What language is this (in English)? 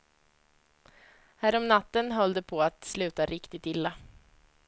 Swedish